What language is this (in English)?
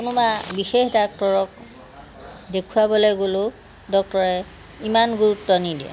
Assamese